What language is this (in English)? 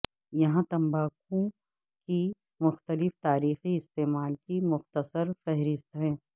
Urdu